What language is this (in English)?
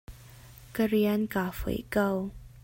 Hakha Chin